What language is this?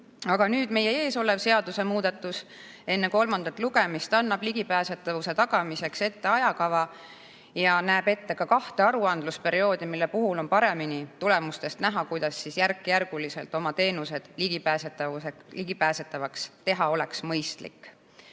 Estonian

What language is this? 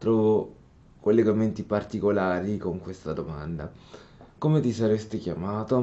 Italian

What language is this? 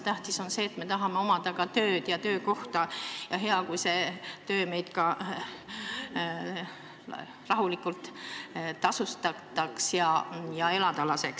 Estonian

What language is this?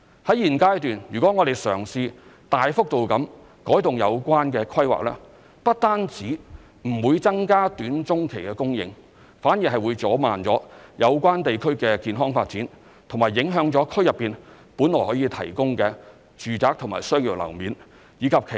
Cantonese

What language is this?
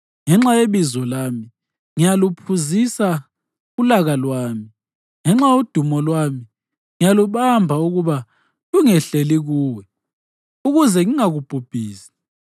North Ndebele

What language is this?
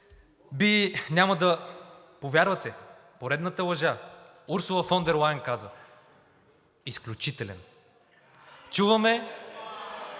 Bulgarian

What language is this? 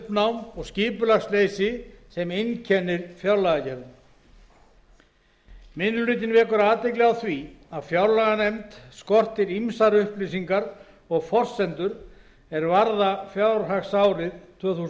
Icelandic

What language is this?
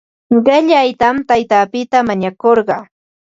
Ambo-Pasco Quechua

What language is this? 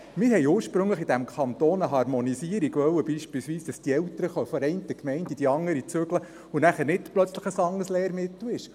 Swiss German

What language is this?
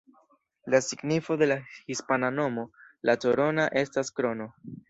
Esperanto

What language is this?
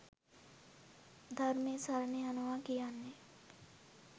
Sinhala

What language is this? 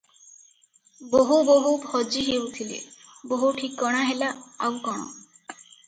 Odia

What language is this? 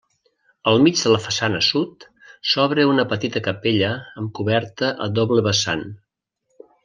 Catalan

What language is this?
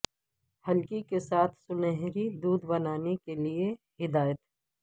Urdu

